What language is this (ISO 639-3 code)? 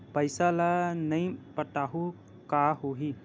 hne